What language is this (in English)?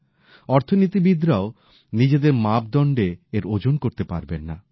Bangla